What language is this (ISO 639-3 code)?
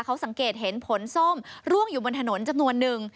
tha